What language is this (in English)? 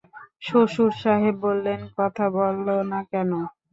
Bangla